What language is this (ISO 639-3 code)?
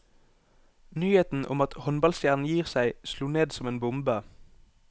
nor